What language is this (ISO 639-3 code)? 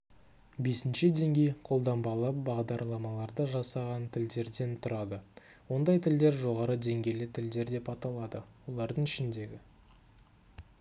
kaz